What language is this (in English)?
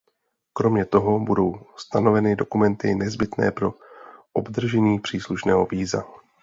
Czech